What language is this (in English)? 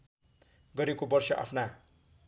Nepali